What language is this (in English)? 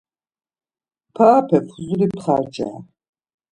Laz